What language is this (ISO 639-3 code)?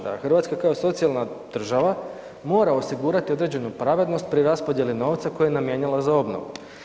hrv